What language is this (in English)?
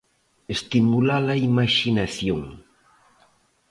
Galician